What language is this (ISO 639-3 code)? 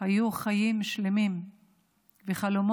heb